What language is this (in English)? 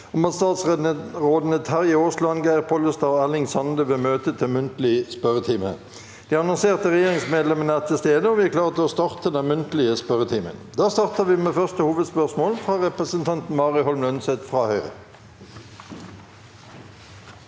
Norwegian